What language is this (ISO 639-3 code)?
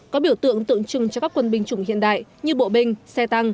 vie